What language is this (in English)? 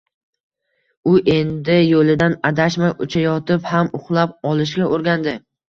Uzbek